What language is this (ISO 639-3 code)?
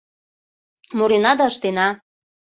chm